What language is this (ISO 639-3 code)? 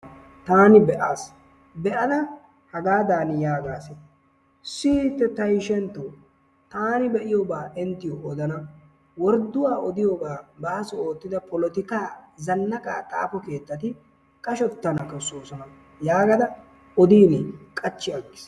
wal